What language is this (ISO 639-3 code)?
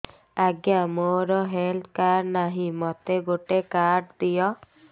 ori